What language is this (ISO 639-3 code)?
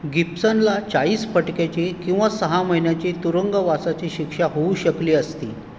mar